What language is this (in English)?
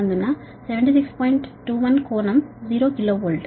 Telugu